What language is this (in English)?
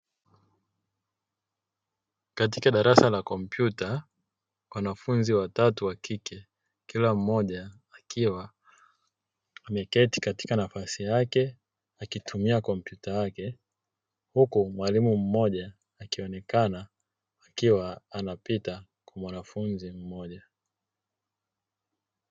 Swahili